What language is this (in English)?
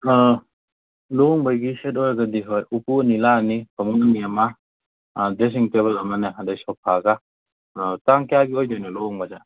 Manipuri